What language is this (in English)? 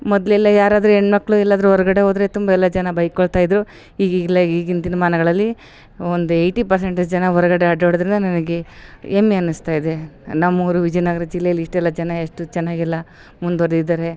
Kannada